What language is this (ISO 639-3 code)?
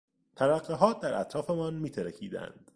fas